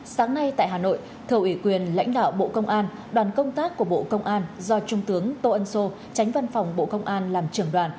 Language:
Vietnamese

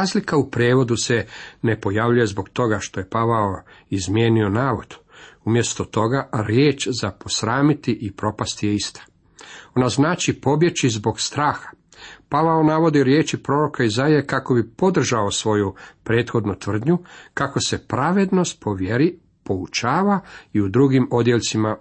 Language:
Croatian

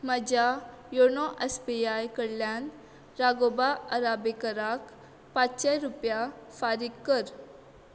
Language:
Konkani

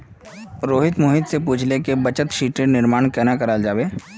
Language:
Magahi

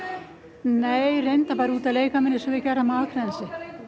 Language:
Icelandic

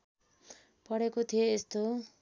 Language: Nepali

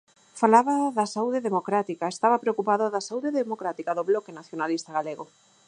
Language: Galician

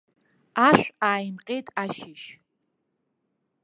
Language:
Abkhazian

